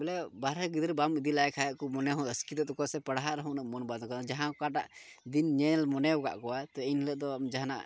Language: Santali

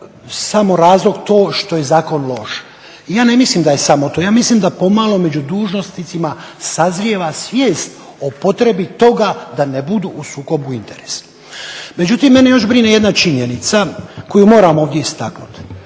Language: Croatian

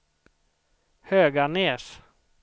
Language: Swedish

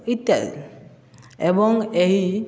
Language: Odia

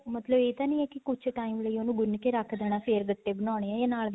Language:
Punjabi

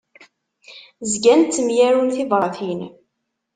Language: Kabyle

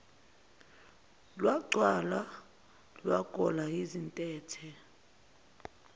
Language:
Zulu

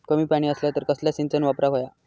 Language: Marathi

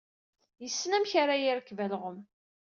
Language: Kabyle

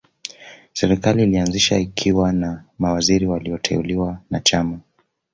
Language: Swahili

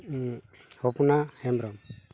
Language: Santali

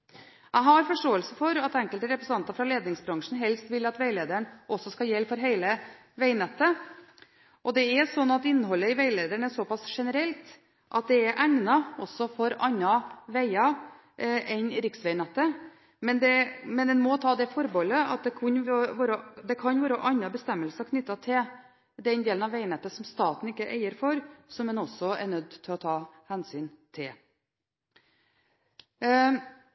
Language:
Norwegian Bokmål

